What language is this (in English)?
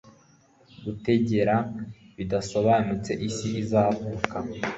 Kinyarwanda